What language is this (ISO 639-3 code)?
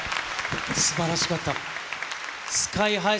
jpn